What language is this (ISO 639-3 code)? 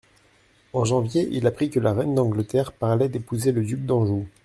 fra